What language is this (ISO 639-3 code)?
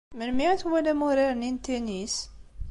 kab